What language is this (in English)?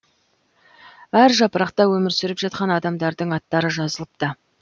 Kazakh